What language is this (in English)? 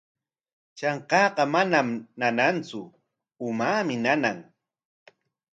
Corongo Ancash Quechua